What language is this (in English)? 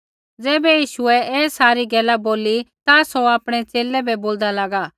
Kullu Pahari